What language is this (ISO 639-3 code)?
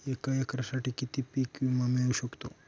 mar